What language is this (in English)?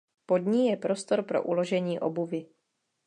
Czech